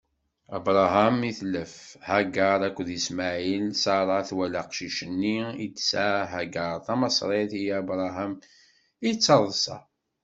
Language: Kabyle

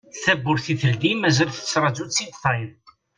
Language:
Kabyle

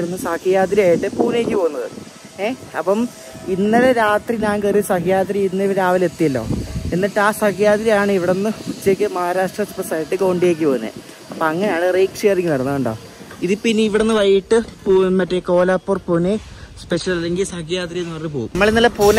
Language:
Malayalam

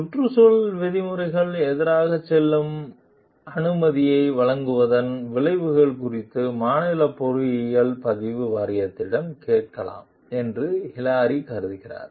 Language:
Tamil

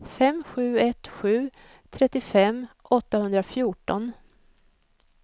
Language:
Swedish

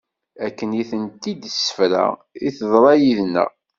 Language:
Kabyle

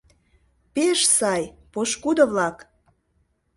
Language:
Mari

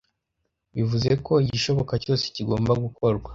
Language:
Kinyarwanda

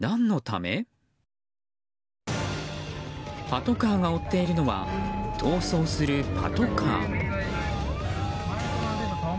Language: Japanese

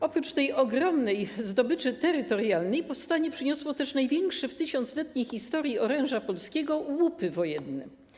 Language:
Polish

